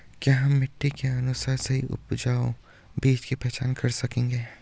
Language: Hindi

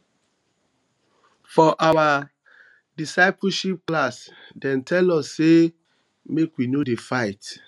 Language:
Nigerian Pidgin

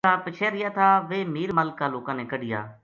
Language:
Gujari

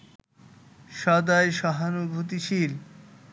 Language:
Bangla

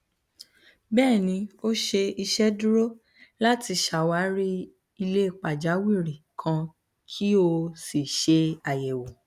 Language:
Yoruba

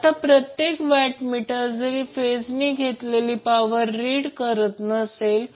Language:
Marathi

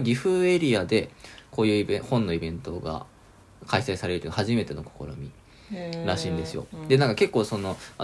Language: Japanese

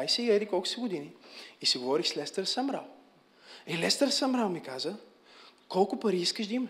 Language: Bulgarian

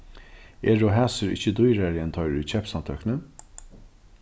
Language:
Faroese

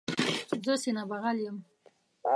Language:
Pashto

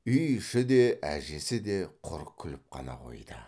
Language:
Kazakh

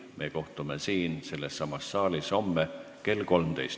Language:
Estonian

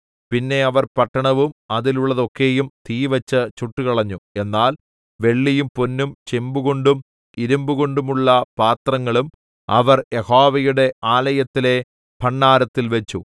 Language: Malayalam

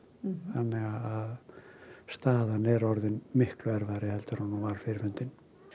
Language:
Icelandic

